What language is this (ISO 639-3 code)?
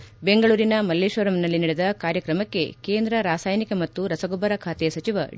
kan